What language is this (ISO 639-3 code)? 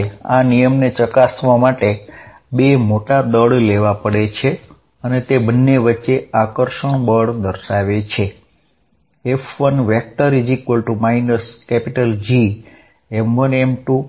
guj